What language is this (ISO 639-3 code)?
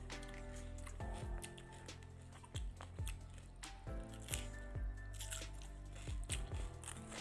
ind